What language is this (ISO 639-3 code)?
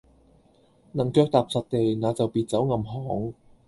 yue